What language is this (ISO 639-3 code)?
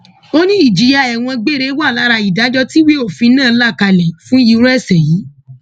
yor